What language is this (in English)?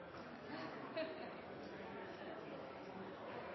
Norwegian Bokmål